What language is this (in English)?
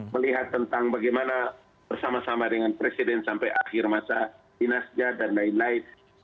Indonesian